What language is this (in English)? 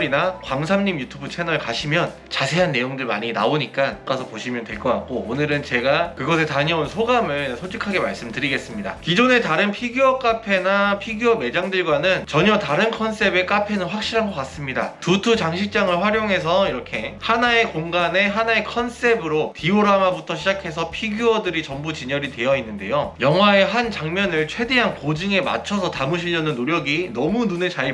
Korean